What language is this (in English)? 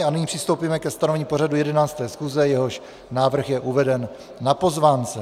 Czech